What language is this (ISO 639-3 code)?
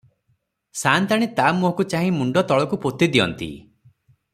ori